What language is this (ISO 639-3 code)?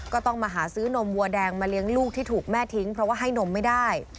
tha